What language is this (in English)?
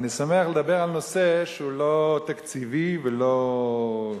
Hebrew